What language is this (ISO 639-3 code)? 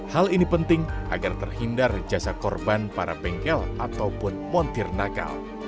ind